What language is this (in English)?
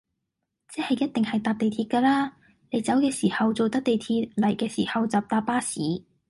Cantonese